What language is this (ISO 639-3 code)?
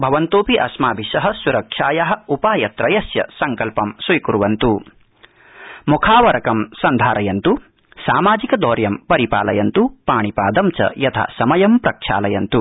san